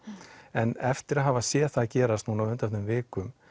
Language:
Icelandic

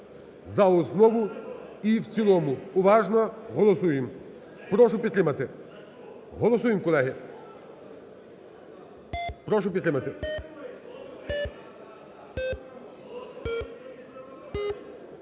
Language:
Ukrainian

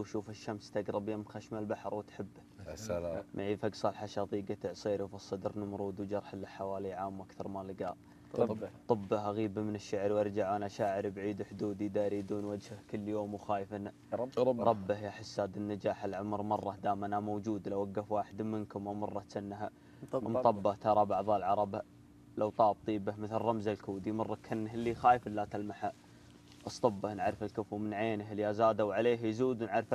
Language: Arabic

